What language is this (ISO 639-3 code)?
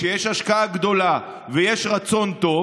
heb